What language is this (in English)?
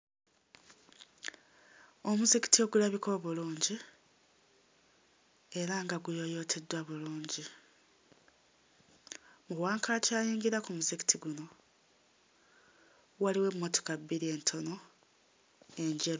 Ganda